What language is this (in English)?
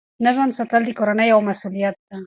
Pashto